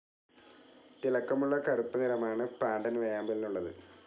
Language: Malayalam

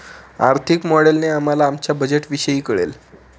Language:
Marathi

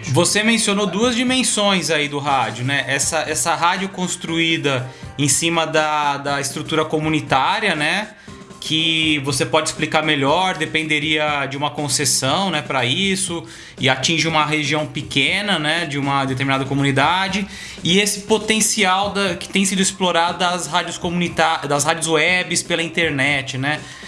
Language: Portuguese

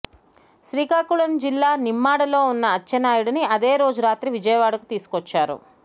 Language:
Telugu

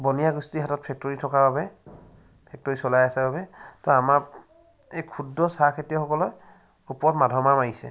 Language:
Assamese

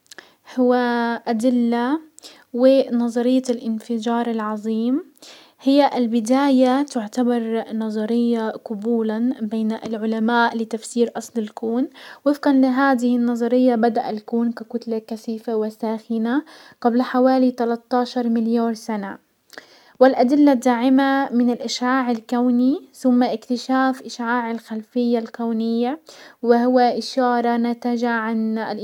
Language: Hijazi Arabic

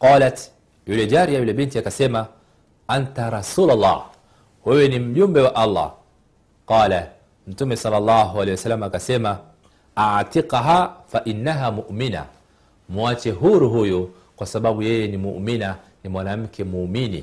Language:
Swahili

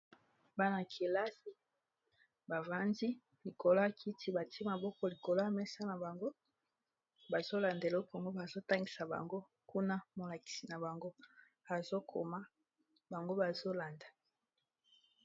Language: Lingala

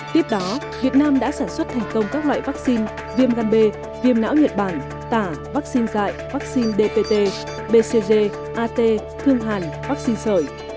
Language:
Vietnamese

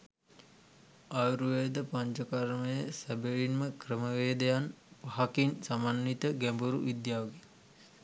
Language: Sinhala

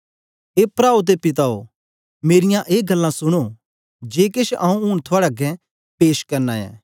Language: Dogri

